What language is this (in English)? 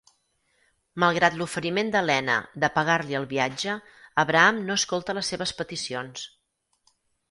Catalan